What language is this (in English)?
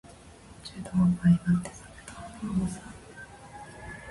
Japanese